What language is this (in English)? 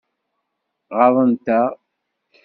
Kabyle